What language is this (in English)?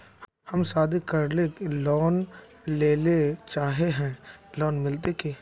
Magahi